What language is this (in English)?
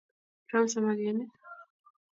Kalenjin